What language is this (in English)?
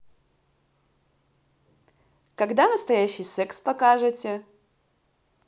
Russian